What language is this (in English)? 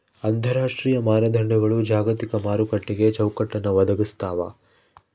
Kannada